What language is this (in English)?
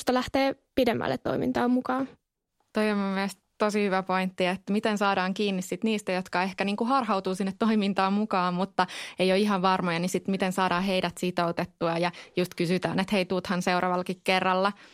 Finnish